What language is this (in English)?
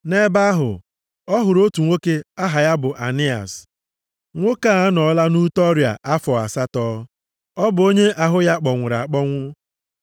Igbo